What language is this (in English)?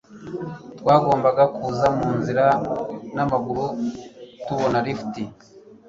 Kinyarwanda